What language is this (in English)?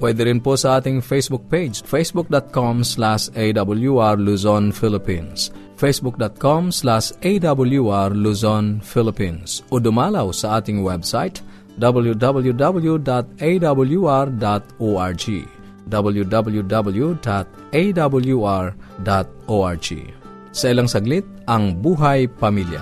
Filipino